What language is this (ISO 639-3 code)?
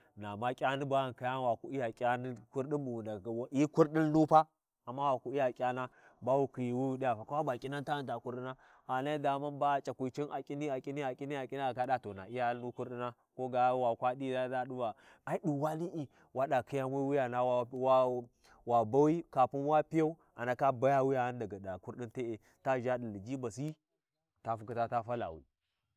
wji